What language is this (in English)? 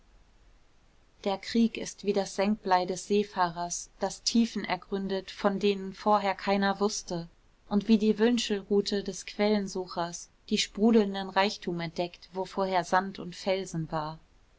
German